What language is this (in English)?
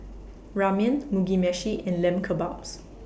English